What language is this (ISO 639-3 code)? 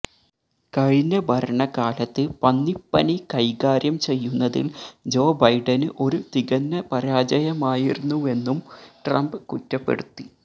mal